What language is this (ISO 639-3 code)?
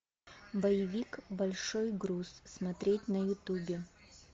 rus